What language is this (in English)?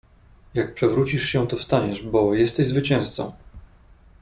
Polish